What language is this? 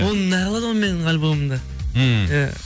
Kazakh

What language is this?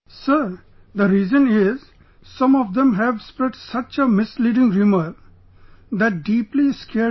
English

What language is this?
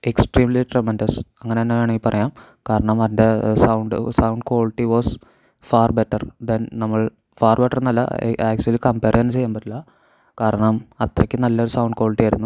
Malayalam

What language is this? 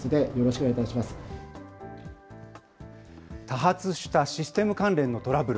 Japanese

